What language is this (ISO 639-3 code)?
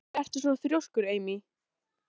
isl